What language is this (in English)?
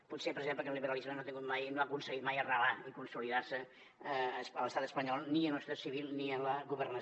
Catalan